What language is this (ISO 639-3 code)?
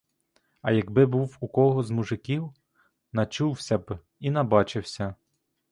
ukr